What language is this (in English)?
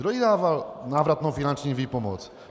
Czech